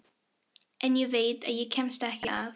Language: Icelandic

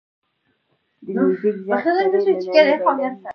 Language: Pashto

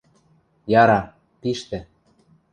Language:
Western Mari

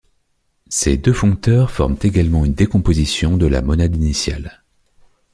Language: French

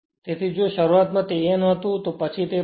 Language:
Gujarati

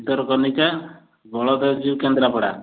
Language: Odia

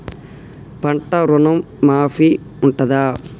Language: Telugu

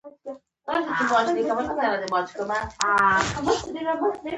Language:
Pashto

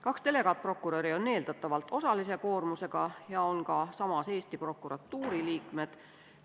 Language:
Estonian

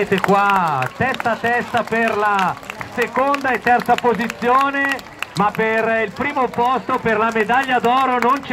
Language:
Italian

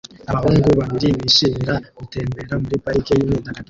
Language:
Kinyarwanda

